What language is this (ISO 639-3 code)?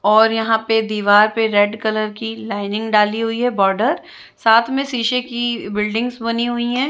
hin